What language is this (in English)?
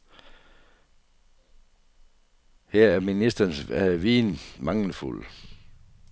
Danish